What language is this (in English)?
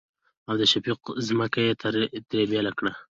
Pashto